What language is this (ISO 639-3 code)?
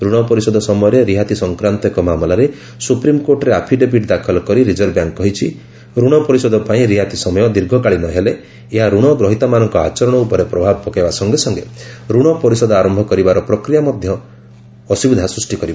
ori